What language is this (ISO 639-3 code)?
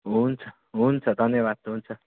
nep